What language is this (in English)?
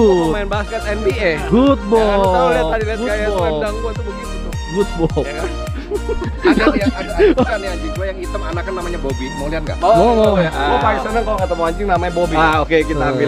Indonesian